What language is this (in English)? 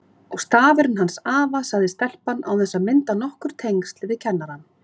Icelandic